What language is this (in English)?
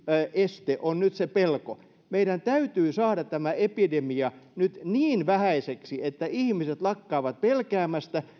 Finnish